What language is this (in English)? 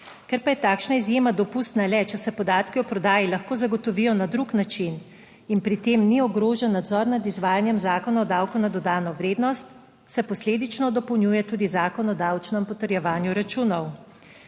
Slovenian